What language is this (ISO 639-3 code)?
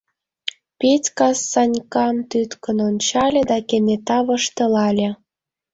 chm